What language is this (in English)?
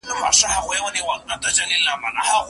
Pashto